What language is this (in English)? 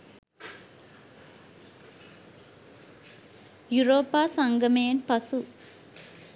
Sinhala